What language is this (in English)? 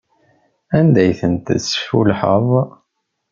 Kabyle